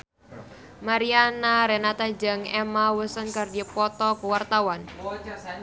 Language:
Sundanese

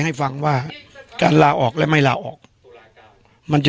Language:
Thai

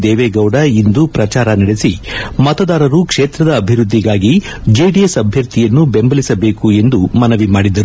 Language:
Kannada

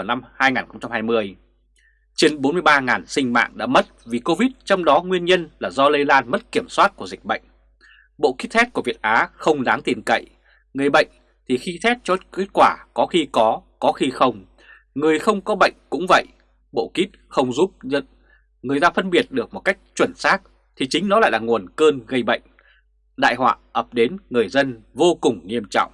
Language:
Vietnamese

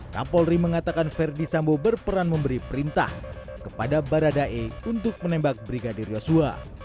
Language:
Indonesian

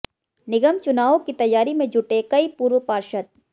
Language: Hindi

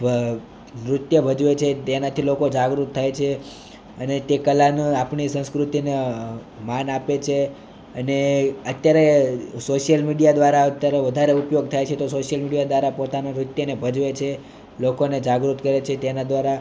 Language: Gujarati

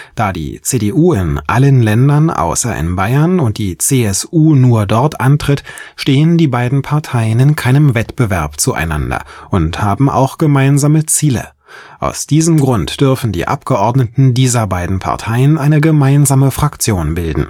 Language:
German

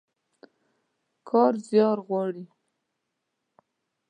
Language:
Pashto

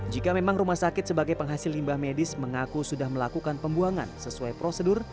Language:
Indonesian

